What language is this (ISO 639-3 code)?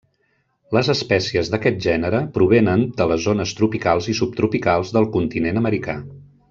cat